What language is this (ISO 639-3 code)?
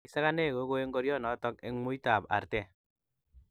kln